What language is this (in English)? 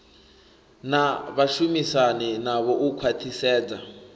Venda